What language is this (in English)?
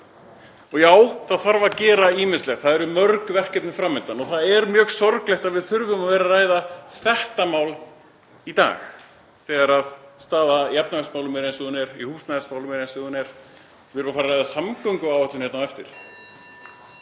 Icelandic